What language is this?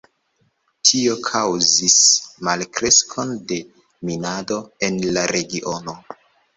Esperanto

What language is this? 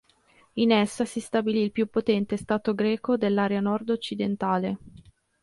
Italian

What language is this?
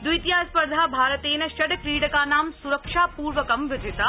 Sanskrit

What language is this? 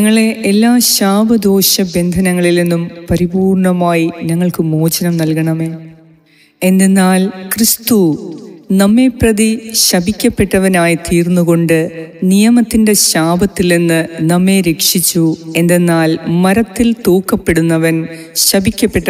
Malayalam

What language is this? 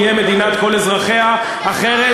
Hebrew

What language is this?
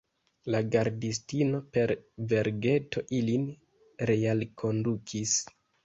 Esperanto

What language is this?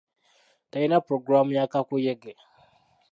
Ganda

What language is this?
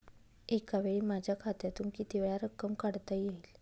Marathi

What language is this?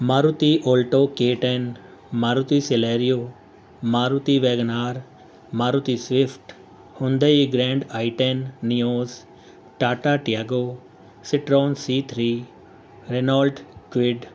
Urdu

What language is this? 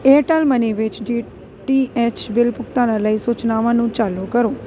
Punjabi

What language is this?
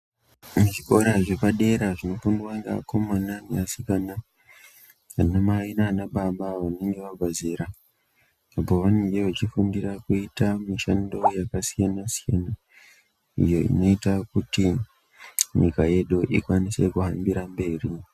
Ndau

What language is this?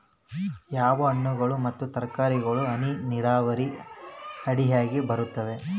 Kannada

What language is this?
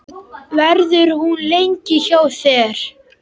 Icelandic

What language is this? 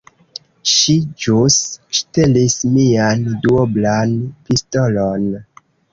Esperanto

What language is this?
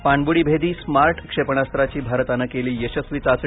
Marathi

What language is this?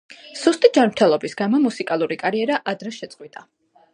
Georgian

